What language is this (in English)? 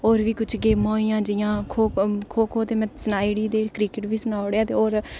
Dogri